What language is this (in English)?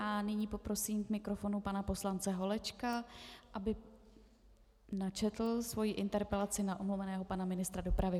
Czech